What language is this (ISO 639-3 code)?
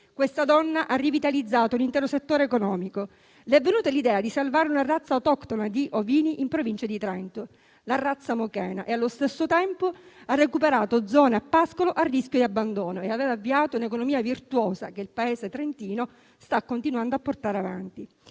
ita